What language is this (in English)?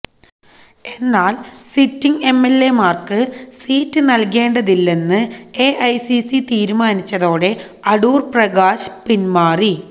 Malayalam